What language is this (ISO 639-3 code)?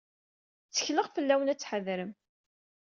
kab